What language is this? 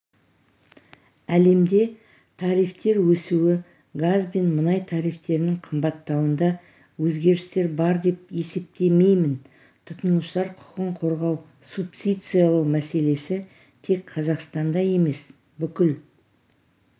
Kazakh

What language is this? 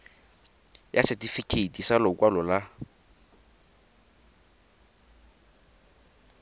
Tswana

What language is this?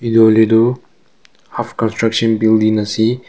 Naga Pidgin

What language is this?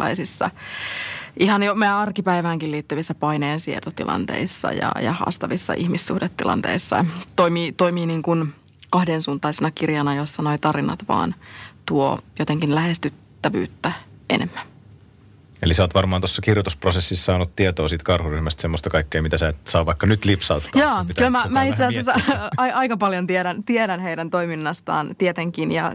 Finnish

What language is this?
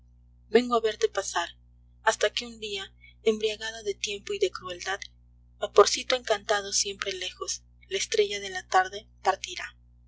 Spanish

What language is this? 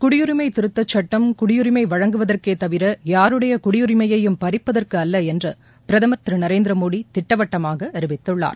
Tamil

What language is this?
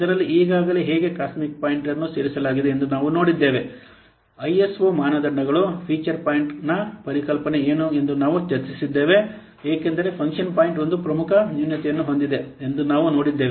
Kannada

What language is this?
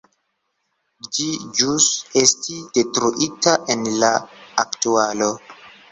Esperanto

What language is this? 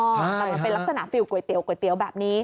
Thai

